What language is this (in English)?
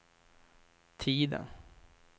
Swedish